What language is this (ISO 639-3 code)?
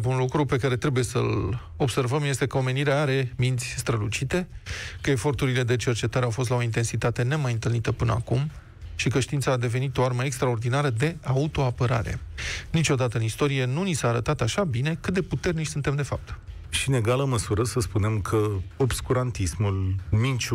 ron